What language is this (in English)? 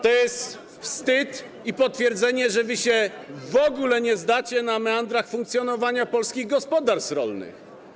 Polish